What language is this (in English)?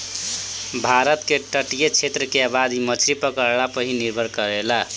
Bhojpuri